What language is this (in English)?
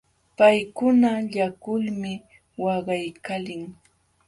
Jauja Wanca Quechua